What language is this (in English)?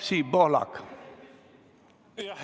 Estonian